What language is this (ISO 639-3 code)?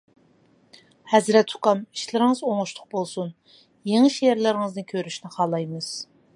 uig